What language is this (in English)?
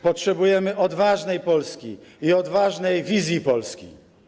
Polish